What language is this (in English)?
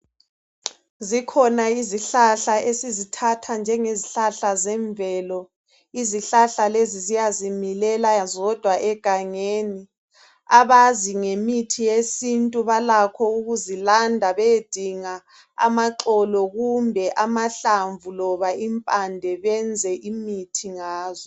North Ndebele